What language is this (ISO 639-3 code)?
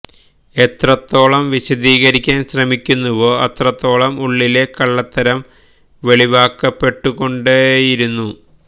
mal